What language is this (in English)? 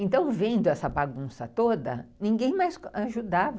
Portuguese